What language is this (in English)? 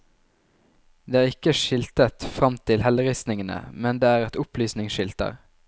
Norwegian